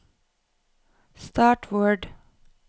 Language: Norwegian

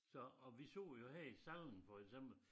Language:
Danish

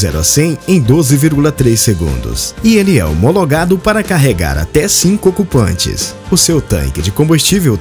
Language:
Portuguese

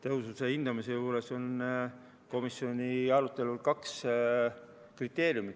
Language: Estonian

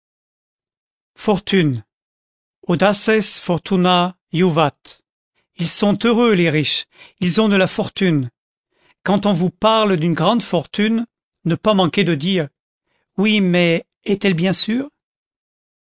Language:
French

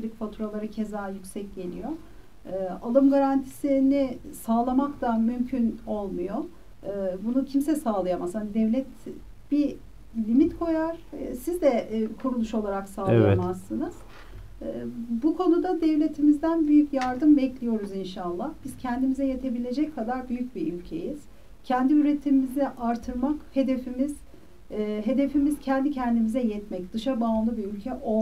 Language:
Turkish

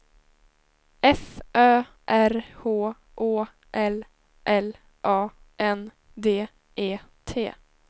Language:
Swedish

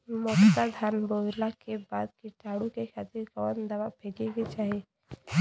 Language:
Bhojpuri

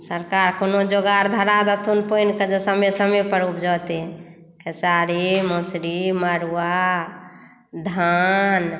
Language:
Maithili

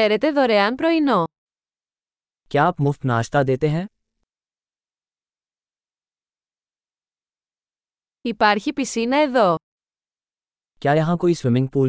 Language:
Greek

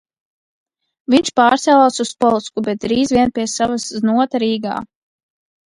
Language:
Latvian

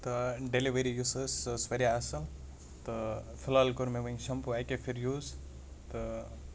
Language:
Kashmiri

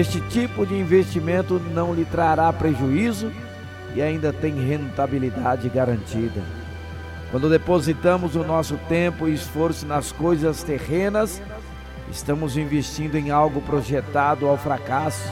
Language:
Portuguese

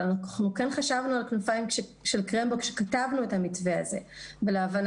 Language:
Hebrew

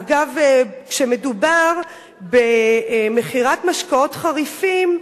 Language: Hebrew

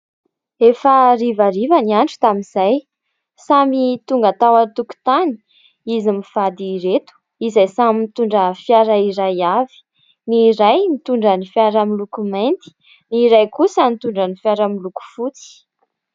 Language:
Malagasy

